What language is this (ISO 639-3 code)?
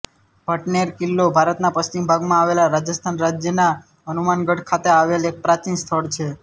guj